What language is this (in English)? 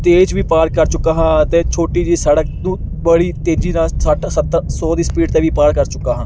Punjabi